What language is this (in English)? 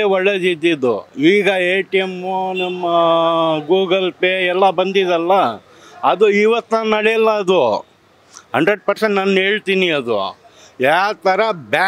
Kannada